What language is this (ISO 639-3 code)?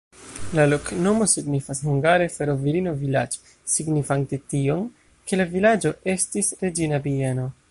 epo